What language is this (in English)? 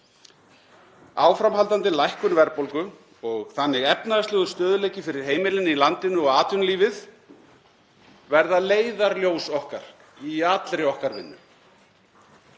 Icelandic